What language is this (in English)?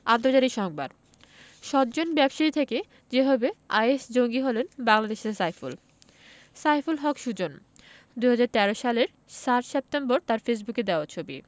Bangla